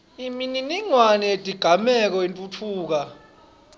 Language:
Swati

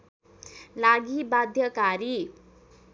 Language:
Nepali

